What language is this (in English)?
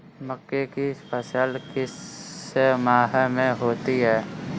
Hindi